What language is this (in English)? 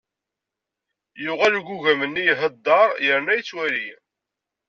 Kabyle